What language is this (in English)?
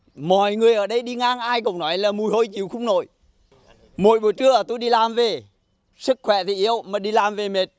Vietnamese